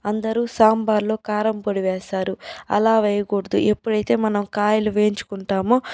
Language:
Telugu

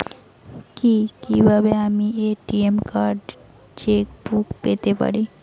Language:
Bangla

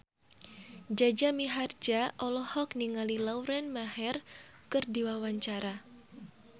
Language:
Sundanese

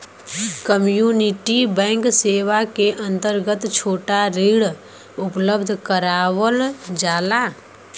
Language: Bhojpuri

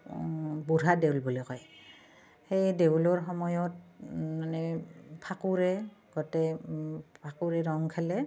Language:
Assamese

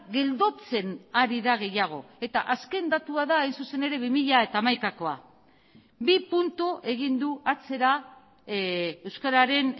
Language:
Basque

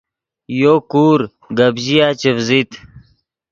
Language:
Yidgha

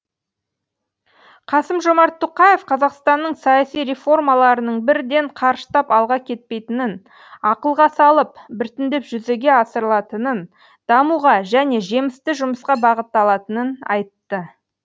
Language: Kazakh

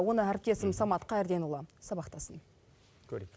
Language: Kazakh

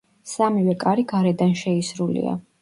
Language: Georgian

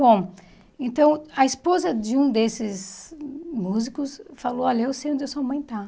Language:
Portuguese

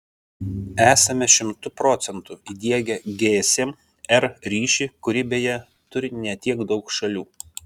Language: Lithuanian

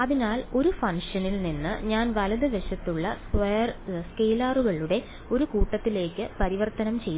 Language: Malayalam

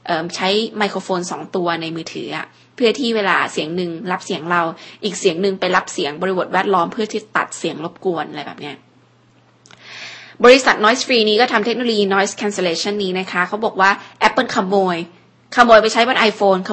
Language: Thai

